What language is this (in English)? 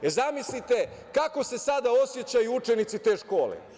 Serbian